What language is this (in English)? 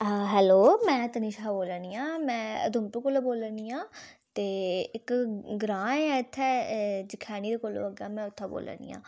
Dogri